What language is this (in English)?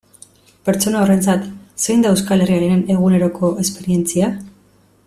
Basque